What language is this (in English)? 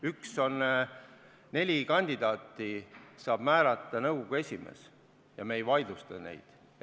Estonian